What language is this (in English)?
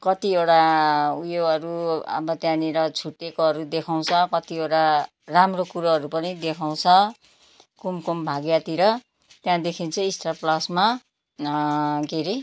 Nepali